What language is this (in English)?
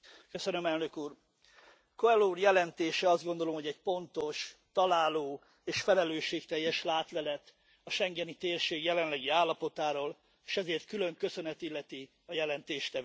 Hungarian